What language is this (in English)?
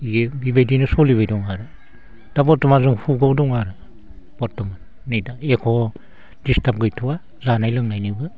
Bodo